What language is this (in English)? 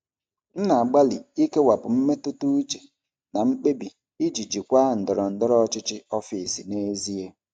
Igbo